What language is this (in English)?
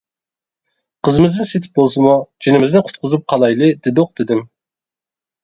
Uyghur